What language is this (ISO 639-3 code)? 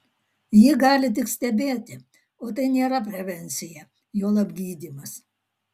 lit